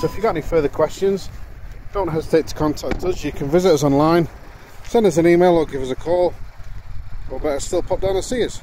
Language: English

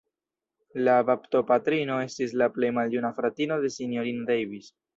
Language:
Esperanto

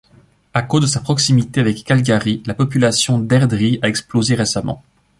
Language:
French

